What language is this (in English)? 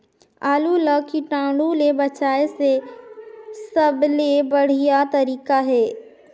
Chhattisgarhi